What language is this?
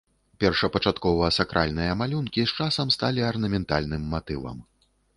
Belarusian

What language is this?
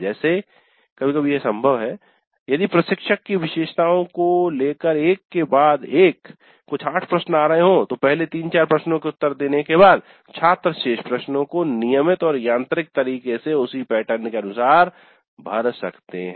Hindi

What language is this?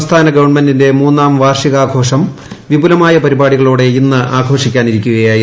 Malayalam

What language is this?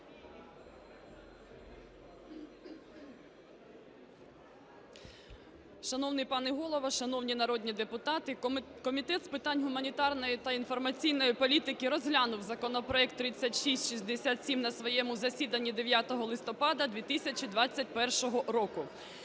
Ukrainian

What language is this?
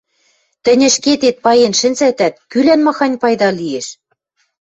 Western Mari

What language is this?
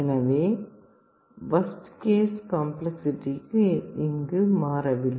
Tamil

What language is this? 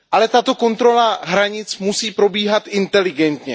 Czech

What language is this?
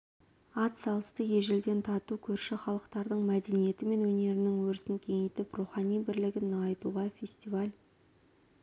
Kazakh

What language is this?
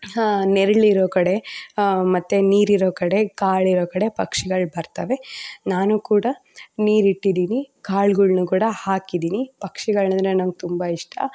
Kannada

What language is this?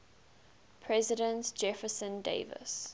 English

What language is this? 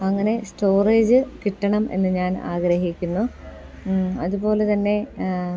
Malayalam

